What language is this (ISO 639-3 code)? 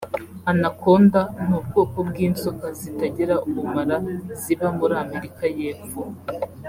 kin